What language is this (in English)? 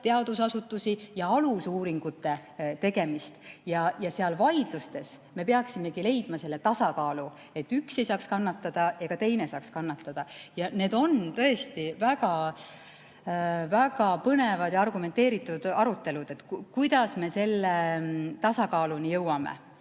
Estonian